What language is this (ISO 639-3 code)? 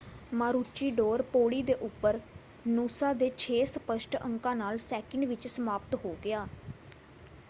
pan